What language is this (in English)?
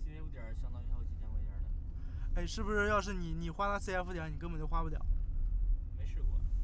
Chinese